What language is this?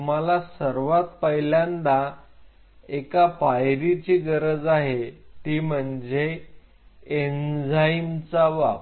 Marathi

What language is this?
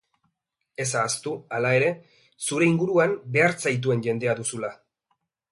Basque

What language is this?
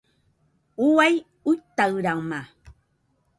Nüpode Huitoto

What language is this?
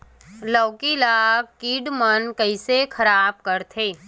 Chhattisgarhi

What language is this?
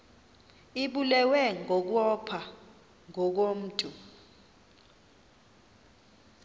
Xhosa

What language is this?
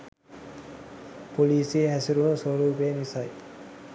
Sinhala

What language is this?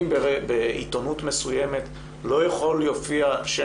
Hebrew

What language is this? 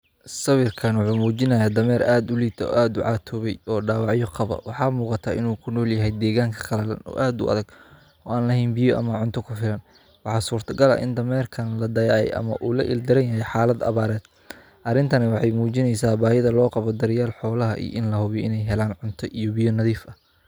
Somali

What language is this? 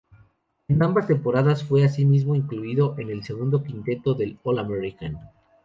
Spanish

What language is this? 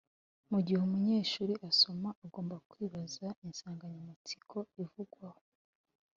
Kinyarwanda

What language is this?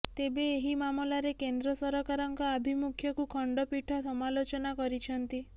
Odia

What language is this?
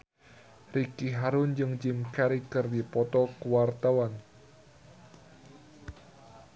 Sundanese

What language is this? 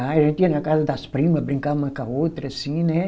Portuguese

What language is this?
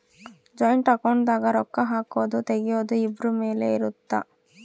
Kannada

